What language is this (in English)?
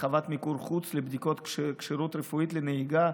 Hebrew